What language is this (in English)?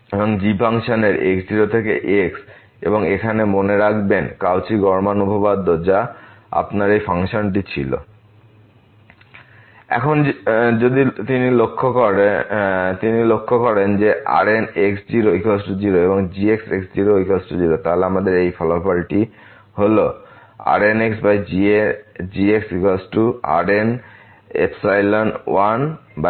Bangla